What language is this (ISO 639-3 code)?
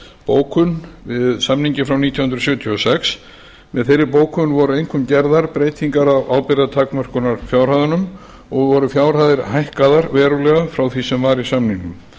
isl